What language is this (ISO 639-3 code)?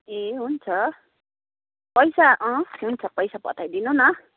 nep